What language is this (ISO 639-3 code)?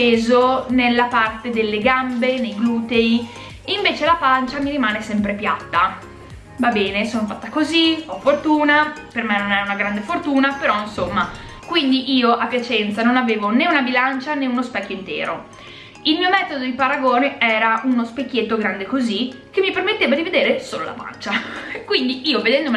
ita